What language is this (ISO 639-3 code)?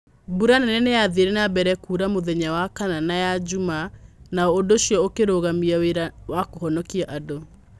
kik